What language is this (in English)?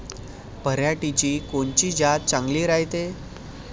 Marathi